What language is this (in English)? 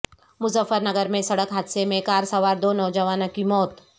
Urdu